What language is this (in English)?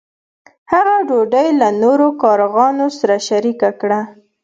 Pashto